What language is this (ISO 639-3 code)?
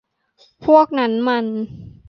tha